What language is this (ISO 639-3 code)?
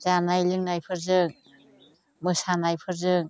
brx